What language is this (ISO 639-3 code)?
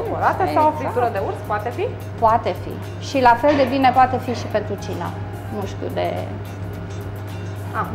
ron